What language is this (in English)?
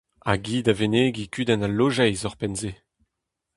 Breton